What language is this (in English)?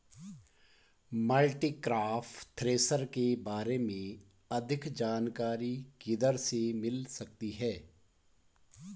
Hindi